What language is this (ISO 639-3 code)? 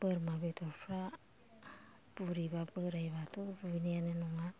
brx